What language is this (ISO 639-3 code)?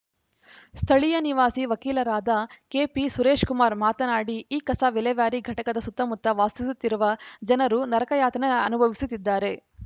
kan